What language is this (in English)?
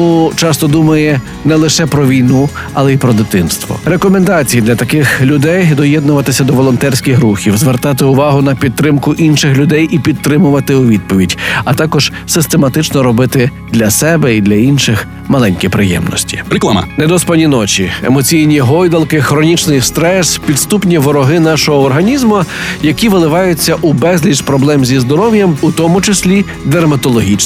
Ukrainian